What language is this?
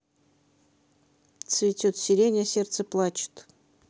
Russian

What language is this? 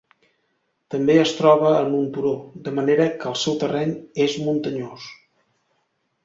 Catalan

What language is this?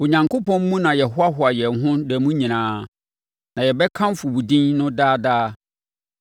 Akan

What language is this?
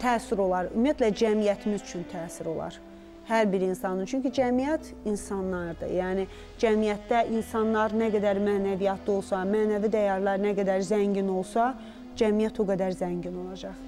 Turkish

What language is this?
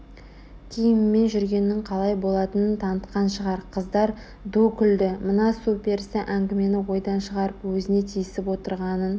Kazakh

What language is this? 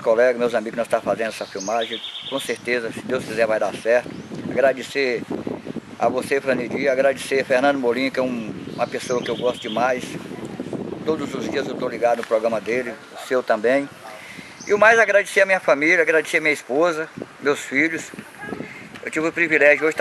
Portuguese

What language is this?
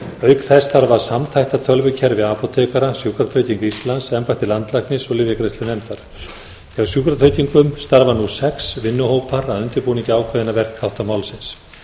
Icelandic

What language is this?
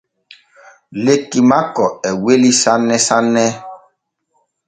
Borgu Fulfulde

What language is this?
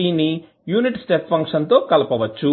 Telugu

